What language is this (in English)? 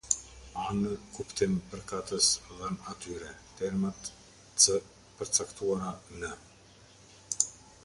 Albanian